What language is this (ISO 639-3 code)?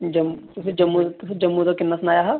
doi